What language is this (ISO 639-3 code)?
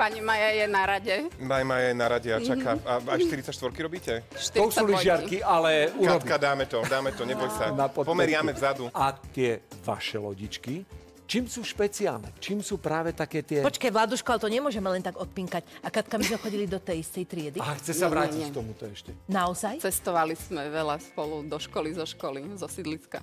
slk